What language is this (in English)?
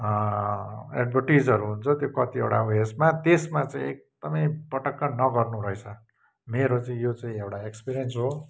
Nepali